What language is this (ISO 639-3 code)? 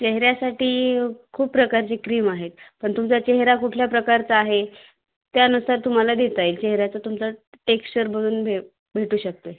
mar